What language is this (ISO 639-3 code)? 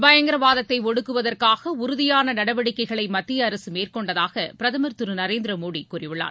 tam